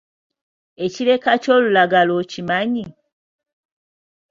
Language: Ganda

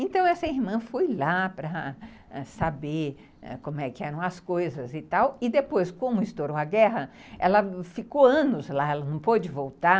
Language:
Portuguese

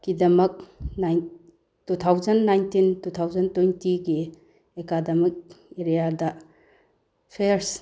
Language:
Manipuri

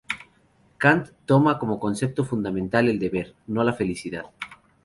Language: Spanish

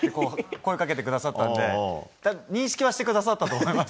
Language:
Japanese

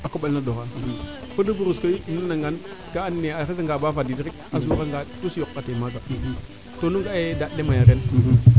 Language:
Serer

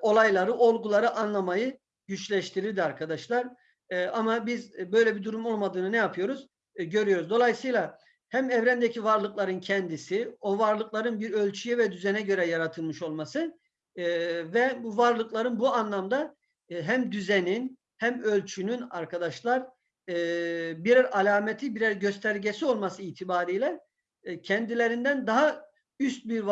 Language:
Turkish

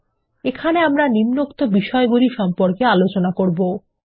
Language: Bangla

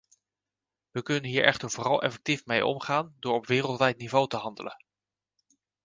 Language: Dutch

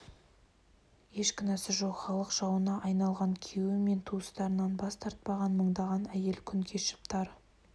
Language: Kazakh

